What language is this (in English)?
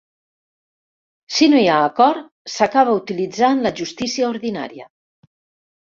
Catalan